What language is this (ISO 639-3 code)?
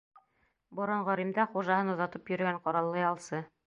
bak